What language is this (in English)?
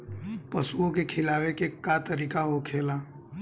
Bhojpuri